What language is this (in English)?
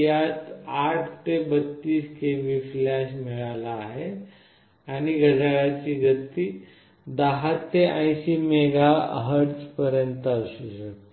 Marathi